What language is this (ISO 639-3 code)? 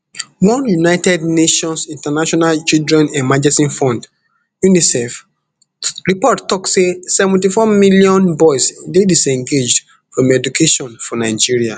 pcm